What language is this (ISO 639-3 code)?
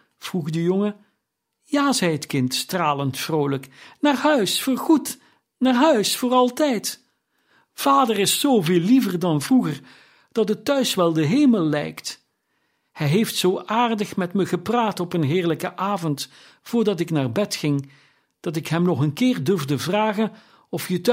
nld